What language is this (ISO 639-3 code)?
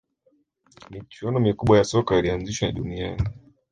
swa